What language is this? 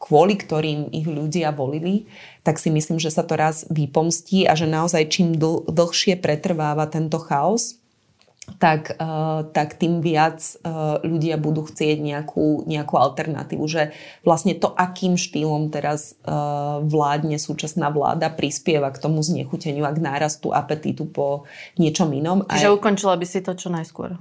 Slovak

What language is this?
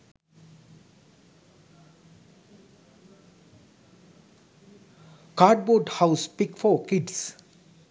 Sinhala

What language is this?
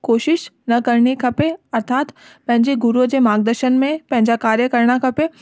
Sindhi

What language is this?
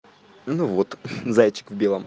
Russian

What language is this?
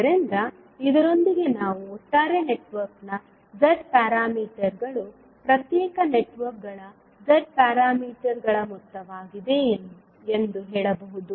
Kannada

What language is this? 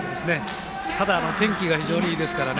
Japanese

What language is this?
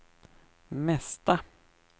Swedish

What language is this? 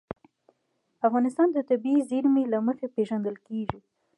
Pashto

